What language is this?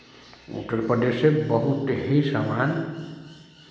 Hindi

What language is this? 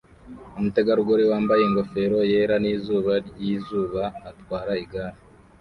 Kinyarwanda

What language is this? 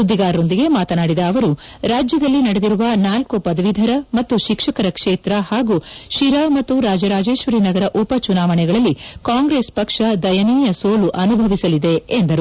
Kannada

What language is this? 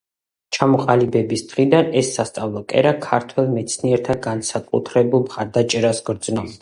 Georgian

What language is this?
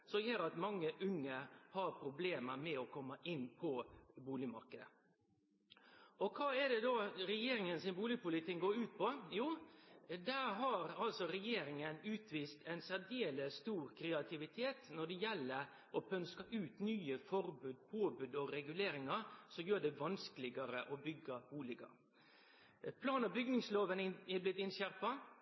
Norwegian Nynorsk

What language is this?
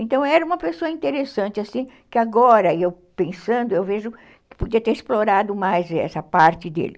Portuguese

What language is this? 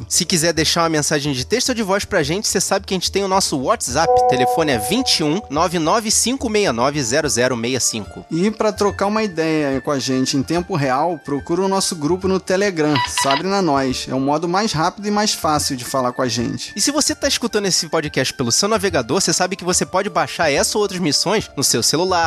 Portuguese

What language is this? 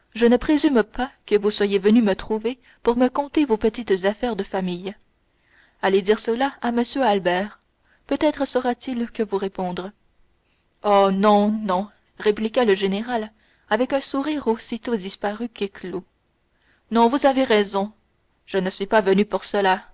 French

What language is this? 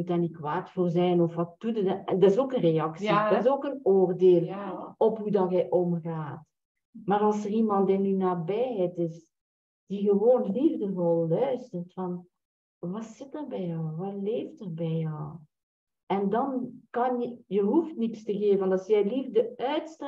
Dutch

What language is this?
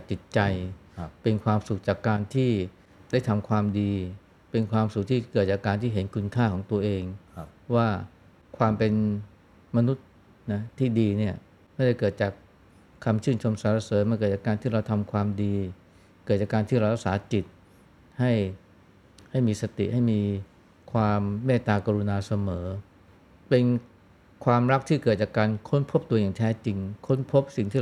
Thai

